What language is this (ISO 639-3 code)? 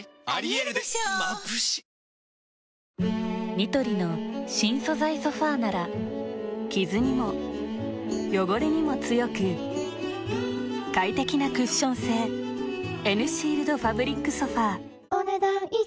jpn